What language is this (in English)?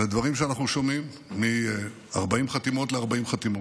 Hebrew